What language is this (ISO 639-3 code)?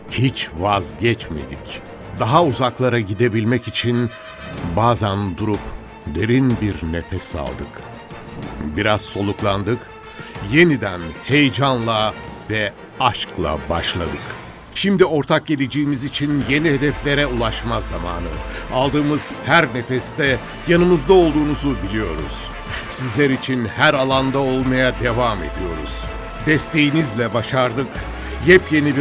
tur